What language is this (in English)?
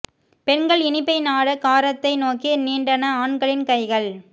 Tamil